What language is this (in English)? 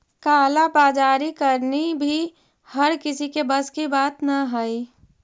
Magahi